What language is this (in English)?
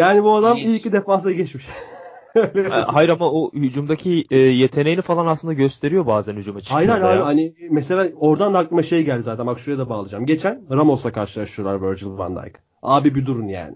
Turkish